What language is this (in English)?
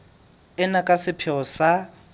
Southern Sotho